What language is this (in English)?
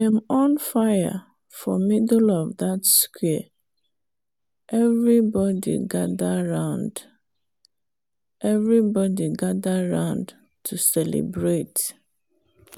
Nigerian Pidgin